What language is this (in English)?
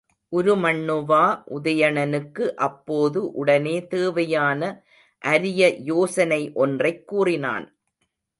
Tamil